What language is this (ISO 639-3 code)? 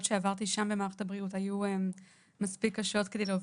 heb